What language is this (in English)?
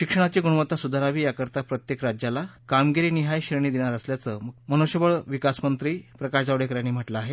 Marathi